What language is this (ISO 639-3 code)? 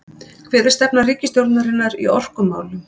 isl